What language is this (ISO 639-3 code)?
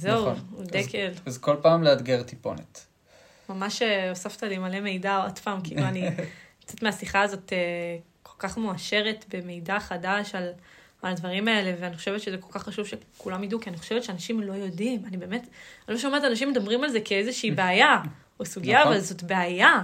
heb